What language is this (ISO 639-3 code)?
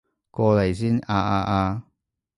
yue